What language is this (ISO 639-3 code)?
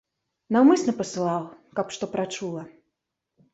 bel